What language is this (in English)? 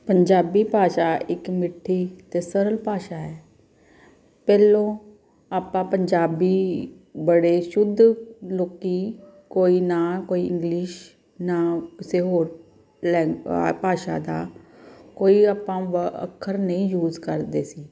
Punjabi